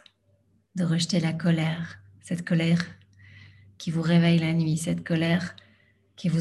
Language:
French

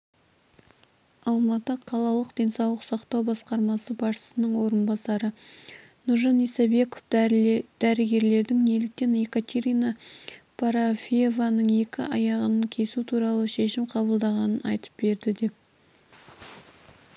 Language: Kazakh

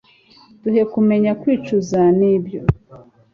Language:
Kinyarwanda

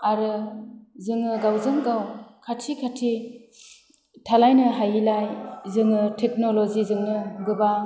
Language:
Bodo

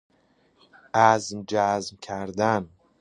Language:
Persian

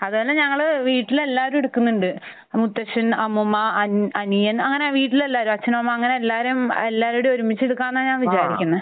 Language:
Malayalam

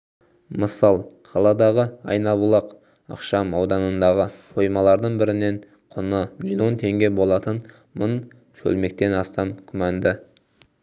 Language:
Kazakh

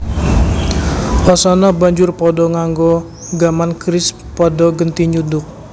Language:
Javanese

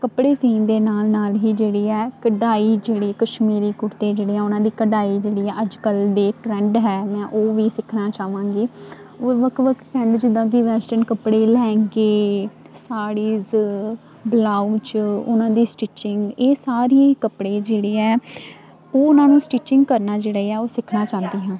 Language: Punjabi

